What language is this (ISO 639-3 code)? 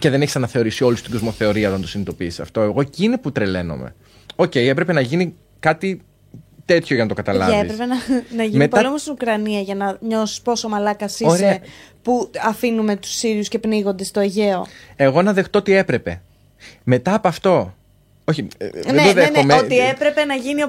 ell